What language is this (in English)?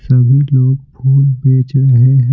Hindi